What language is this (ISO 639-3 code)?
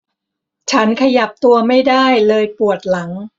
tha